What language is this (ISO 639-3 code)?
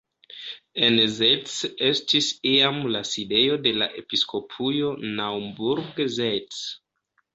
epo